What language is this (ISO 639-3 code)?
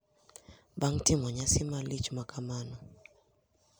luo